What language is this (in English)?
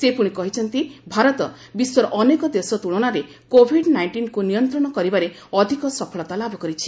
Odia